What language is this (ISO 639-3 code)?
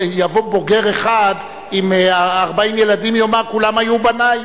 heb